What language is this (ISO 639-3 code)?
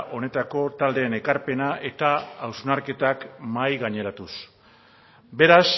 eus